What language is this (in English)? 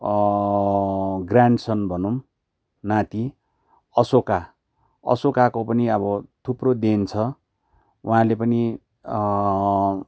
Nepali